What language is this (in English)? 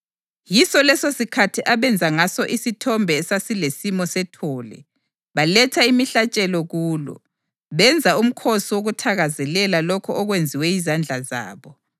North Ndebele